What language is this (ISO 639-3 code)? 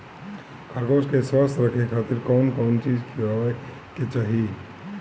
bho